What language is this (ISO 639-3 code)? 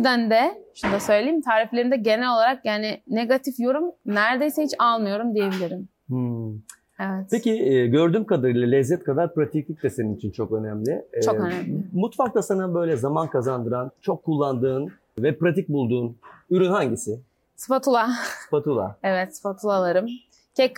tur